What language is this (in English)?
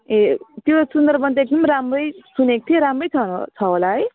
Nepali